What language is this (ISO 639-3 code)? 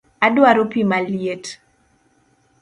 luo